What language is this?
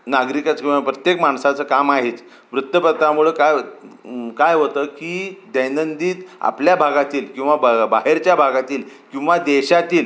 Marathi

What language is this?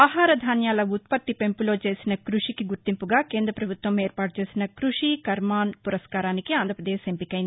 Telugu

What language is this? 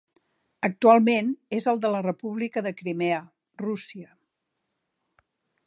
Catalan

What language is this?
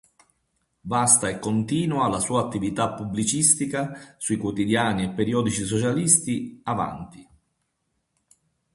Italian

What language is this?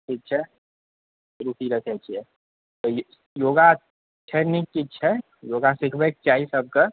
Maithili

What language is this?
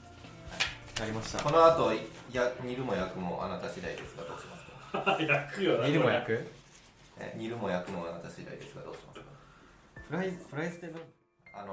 Japanese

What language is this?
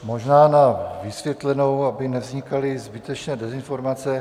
Czech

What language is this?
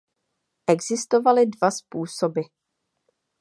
Czech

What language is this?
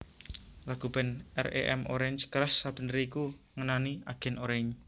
Javanese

